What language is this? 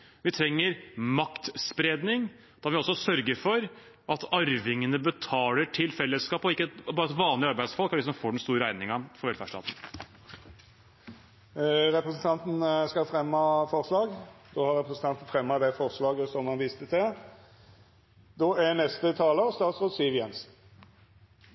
Norwegian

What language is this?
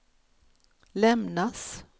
Swedish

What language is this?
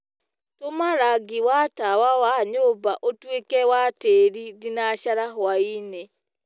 Kikuyu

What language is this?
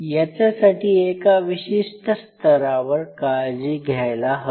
Marathi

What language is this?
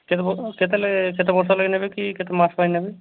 Odia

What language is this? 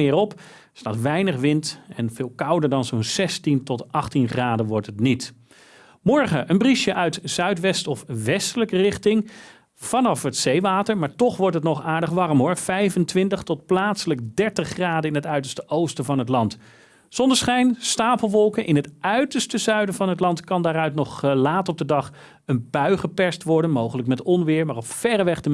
Dutch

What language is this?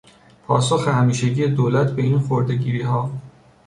Persian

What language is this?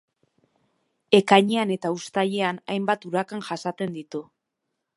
Basque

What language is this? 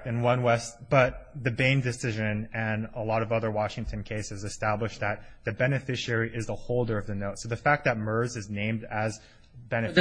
English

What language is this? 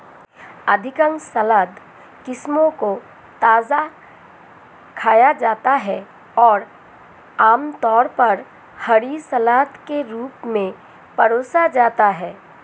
Hindi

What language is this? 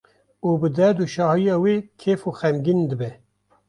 Kurdish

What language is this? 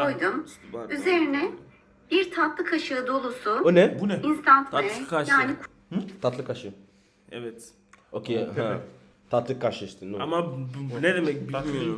Turkish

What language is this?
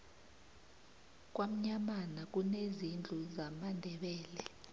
South Ndebele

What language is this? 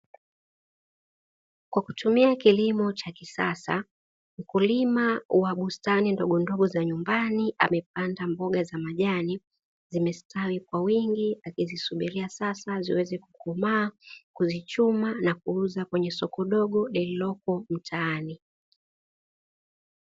Swahili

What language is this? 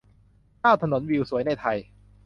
Thai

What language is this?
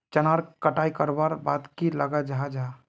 Magahi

